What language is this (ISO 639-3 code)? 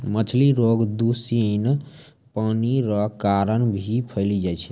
mai